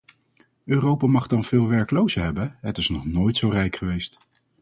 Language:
Dutch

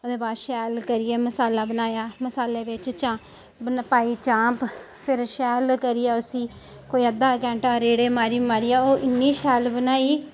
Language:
Dogri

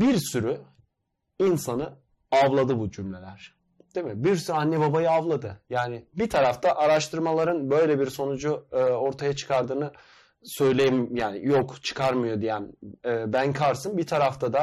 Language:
Turkish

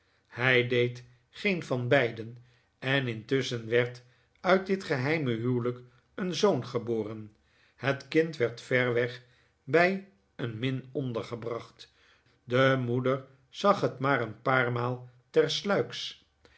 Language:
Dutch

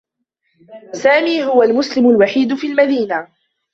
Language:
Arabic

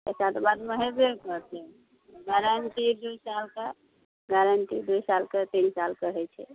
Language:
Maithili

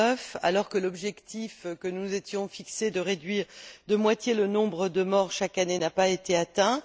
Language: French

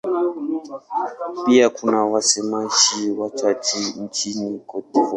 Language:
Swahili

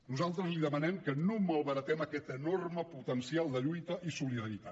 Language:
Catalan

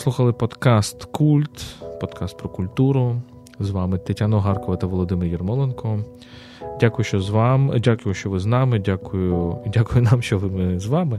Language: Ukrainian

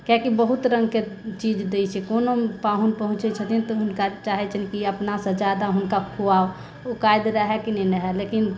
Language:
Maithili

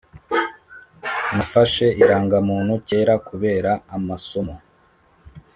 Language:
Kinyarwanda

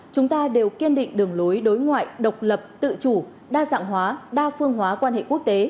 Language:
Vietnamese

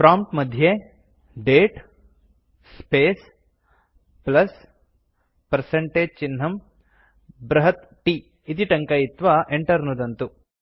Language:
Sanskrit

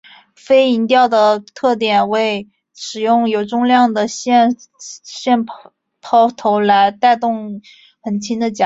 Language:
Chinese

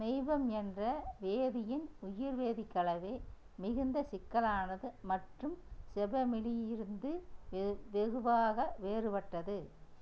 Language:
Tamil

